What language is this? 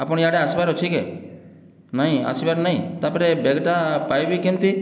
Odia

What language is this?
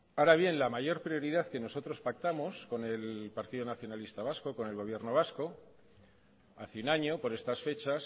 Spanish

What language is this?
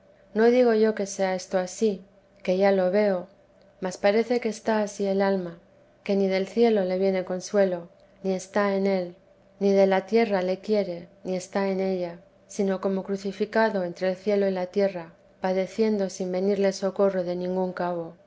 Spanish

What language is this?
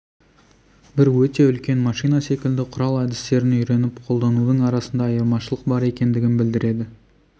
Kazakh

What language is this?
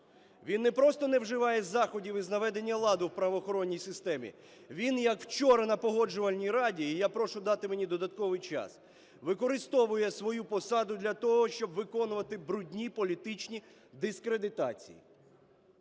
Ukrainian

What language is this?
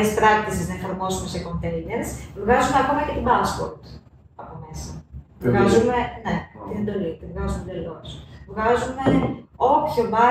Greek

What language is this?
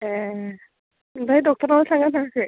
Bodo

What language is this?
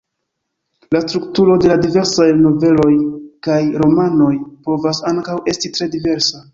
Esperanto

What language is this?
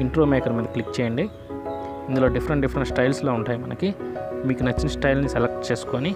Hindi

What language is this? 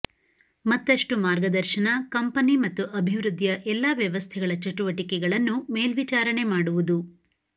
Kannada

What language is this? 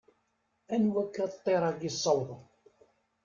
Kabyle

